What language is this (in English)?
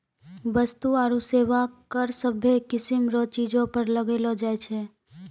Maithili